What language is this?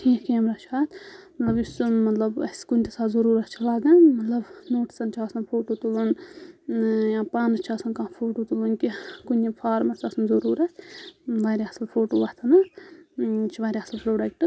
Kashmiri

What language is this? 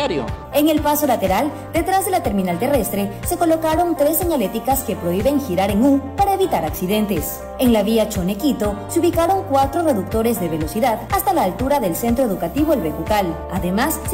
Spanish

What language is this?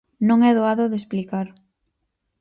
Galician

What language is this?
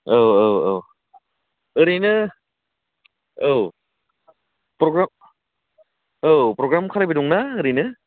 Bodo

